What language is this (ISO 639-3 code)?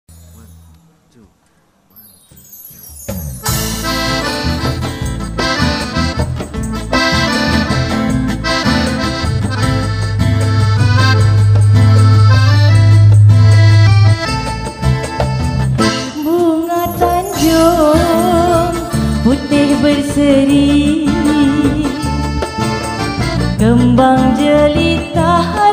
ind